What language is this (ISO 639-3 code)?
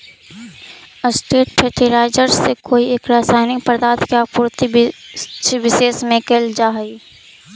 mag